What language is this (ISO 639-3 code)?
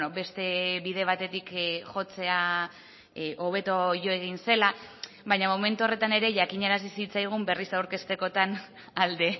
eus